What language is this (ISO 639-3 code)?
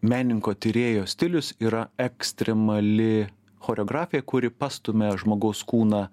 lit